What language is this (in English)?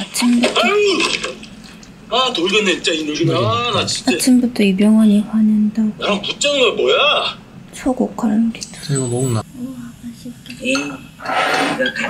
Korean